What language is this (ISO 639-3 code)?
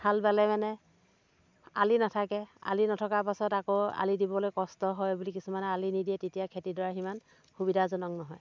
asm